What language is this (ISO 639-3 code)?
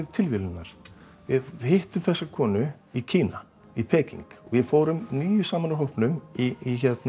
isl